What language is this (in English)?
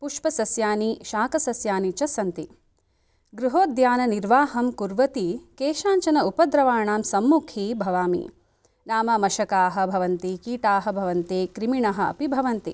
Sanskrit